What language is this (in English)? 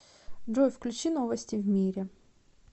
Russian